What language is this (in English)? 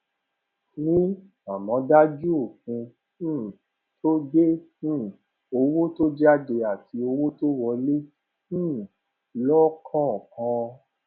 Yoruba